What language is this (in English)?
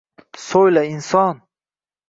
Uzbek